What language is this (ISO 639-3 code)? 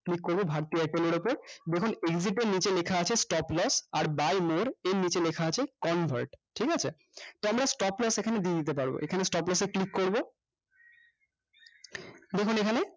ben